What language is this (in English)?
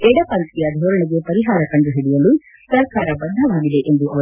Kannada